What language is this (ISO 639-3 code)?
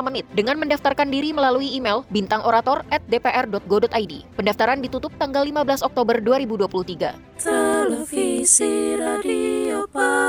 ind